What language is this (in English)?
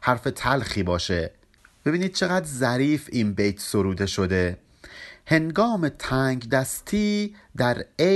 Persian